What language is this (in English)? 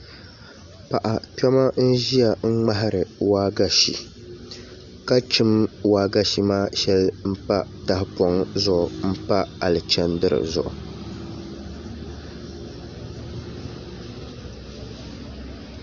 Dagbani